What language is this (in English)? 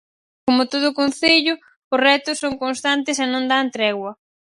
Galician